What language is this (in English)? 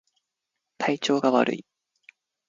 Japanese